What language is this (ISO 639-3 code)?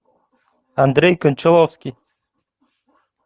rus